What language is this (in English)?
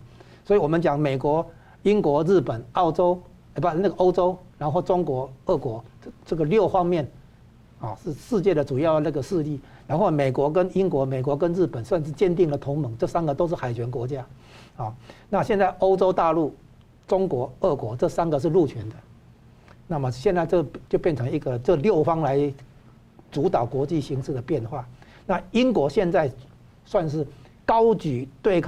Chinese